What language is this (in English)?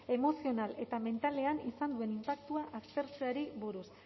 Basque